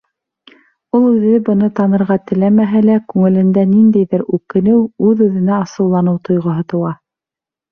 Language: Bashkir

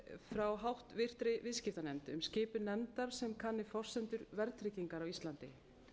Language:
Icelandic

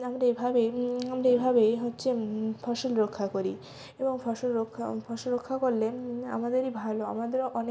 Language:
Bangla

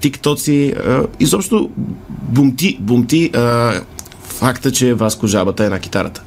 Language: Bulgarian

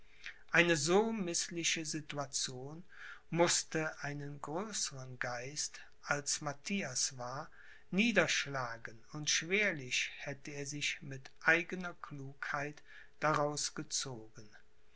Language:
German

